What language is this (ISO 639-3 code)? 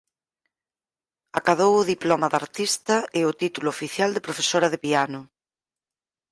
glg